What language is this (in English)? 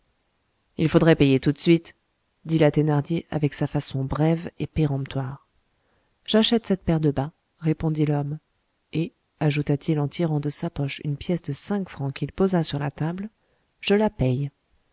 French